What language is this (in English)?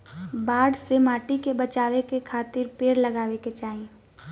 Bhojpuri